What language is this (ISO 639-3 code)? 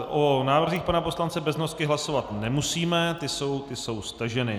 ces